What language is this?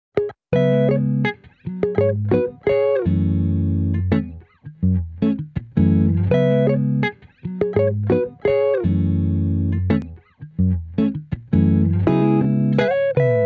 English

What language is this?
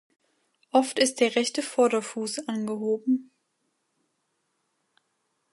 German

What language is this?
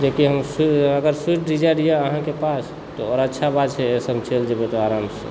Maithili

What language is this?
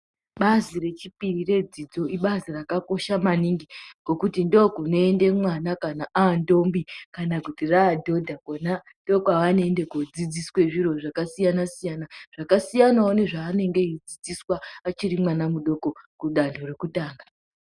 Ndau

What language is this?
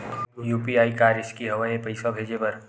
Chhattisgarhi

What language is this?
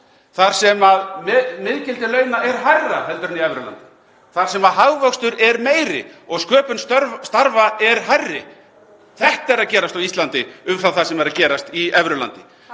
Icelandic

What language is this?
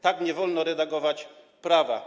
Polish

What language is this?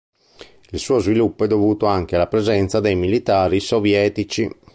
Italian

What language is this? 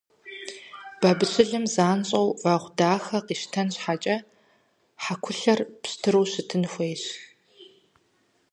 Kabardian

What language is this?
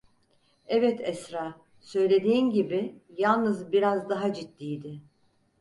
Turkish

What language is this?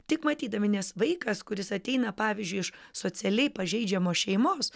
Lithuanian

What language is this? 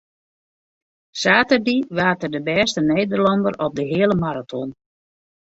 Western Frisian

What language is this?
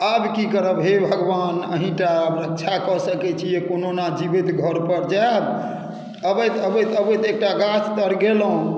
Maithili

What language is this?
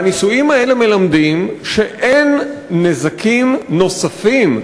Hebrew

